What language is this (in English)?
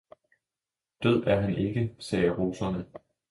Danish